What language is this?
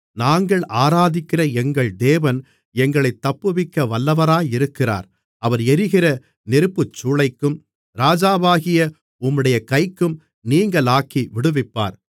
Tamil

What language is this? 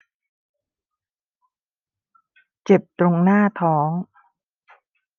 Thai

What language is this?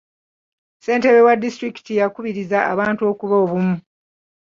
Ganda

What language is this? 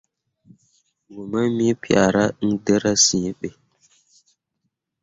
Mundang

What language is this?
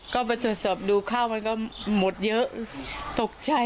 Thai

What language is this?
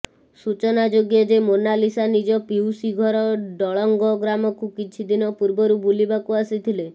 Odia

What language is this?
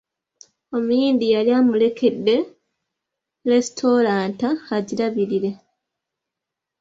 Ganda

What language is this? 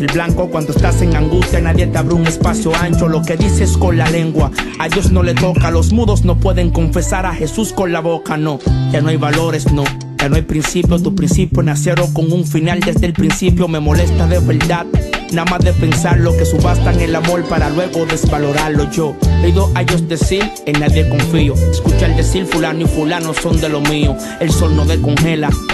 Spanish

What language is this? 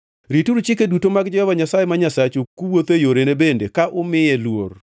Luo (Kenya and Tanzania)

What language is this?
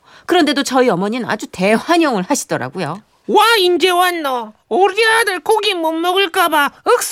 Korean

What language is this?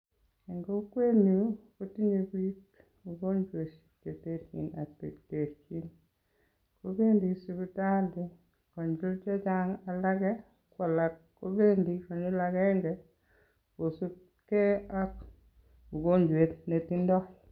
Kalenjin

